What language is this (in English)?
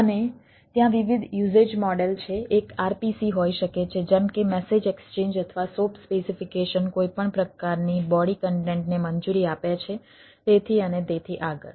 Gujarati